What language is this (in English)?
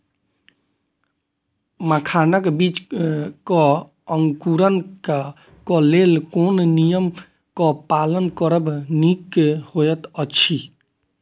Maithili